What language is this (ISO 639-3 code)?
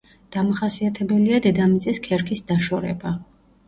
kat